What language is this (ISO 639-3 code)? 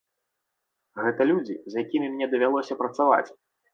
bel